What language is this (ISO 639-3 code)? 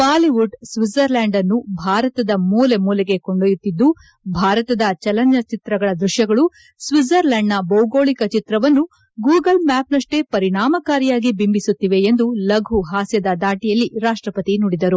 kan